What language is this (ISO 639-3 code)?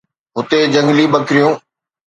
snd